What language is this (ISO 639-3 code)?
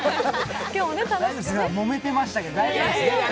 jpn